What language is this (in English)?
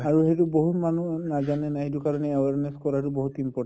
Assamese